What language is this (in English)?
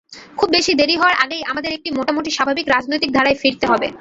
Bangla